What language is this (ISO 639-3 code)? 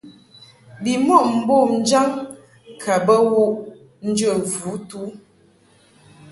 mhk